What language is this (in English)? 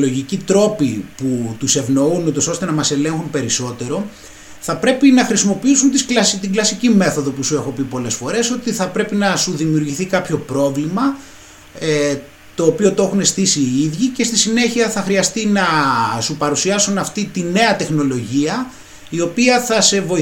Greek